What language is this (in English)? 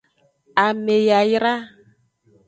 Aja (Benin)